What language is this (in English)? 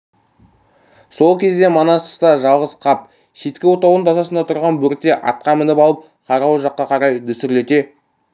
Kazakh